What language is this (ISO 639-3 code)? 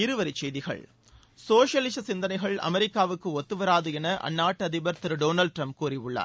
tam